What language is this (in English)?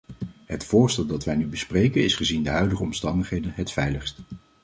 Dutch